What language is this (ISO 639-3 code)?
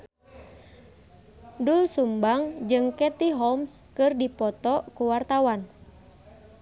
sun